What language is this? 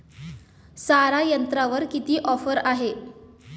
Marathi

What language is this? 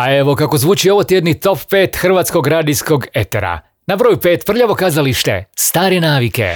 Croatian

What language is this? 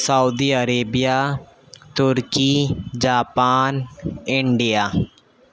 Urdu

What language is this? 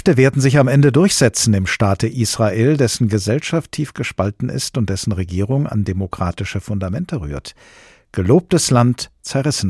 German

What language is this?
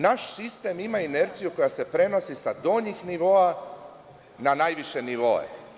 Serbian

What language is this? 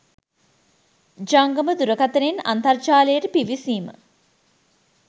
Sinhala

